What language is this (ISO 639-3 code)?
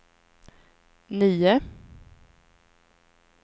swe